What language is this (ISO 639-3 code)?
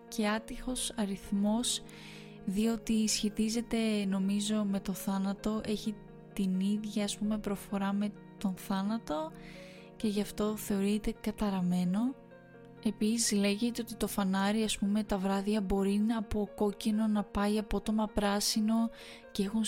ell